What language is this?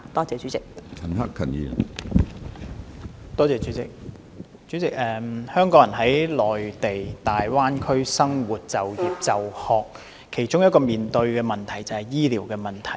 Cantonese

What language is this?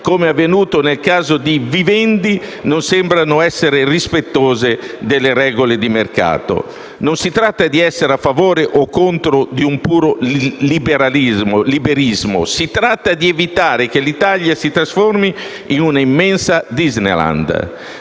Italian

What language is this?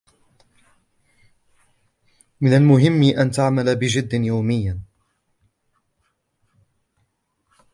Arabic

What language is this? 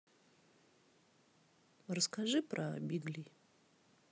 Russian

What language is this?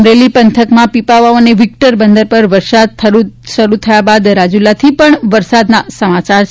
Gujarati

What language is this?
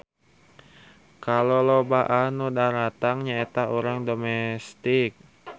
Sundanese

